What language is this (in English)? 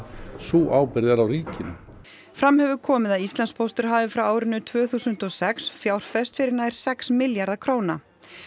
Icelandic